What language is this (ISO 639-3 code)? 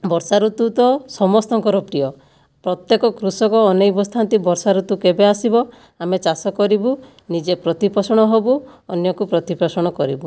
ori